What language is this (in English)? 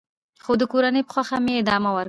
Pashto